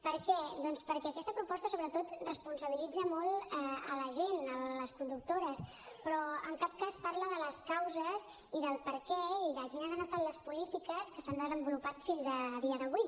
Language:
Catalan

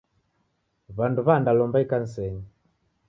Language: Taita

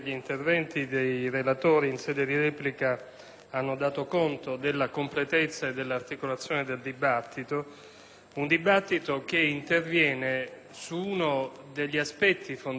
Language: Italian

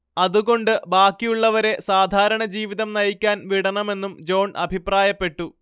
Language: Malayalam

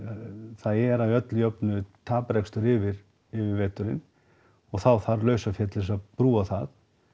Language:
Icelandic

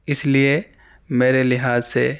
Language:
Urdu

